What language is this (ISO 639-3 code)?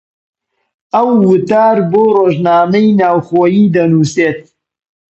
ckb